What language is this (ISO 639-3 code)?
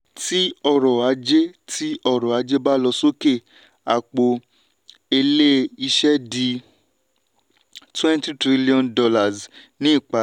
yor